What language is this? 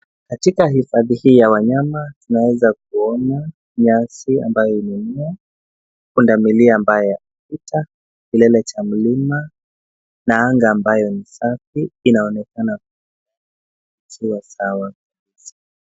Swahili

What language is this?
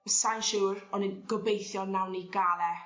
Welsh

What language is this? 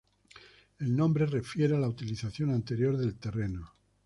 Spanish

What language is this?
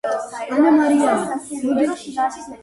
Georgian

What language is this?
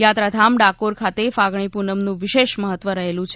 Gujarati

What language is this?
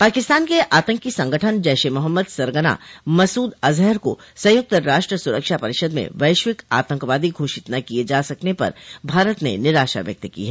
Hindi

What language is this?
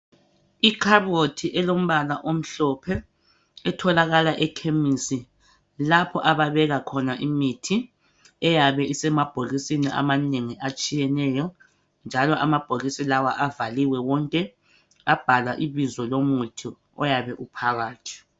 North Ndebele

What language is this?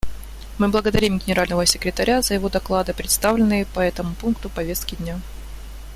Russian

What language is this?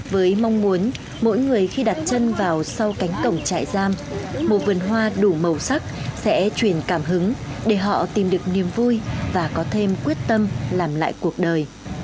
Vietnamese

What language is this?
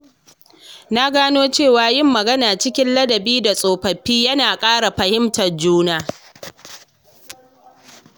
Hausa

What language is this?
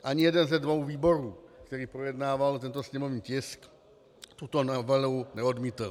Czech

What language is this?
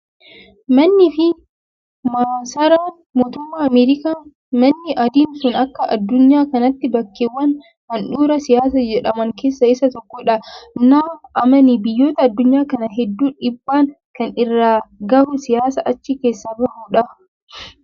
Oromo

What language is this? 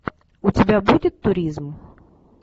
Russian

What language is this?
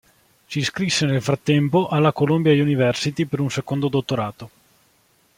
Italian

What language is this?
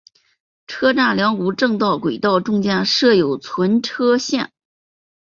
Chinese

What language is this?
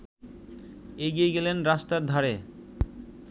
Bangla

